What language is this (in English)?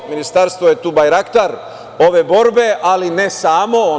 Serbian